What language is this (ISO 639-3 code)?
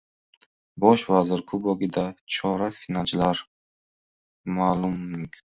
uzb